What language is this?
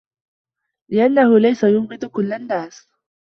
Arabic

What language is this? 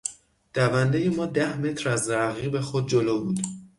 Persian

